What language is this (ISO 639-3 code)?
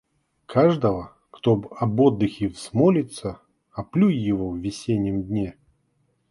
rus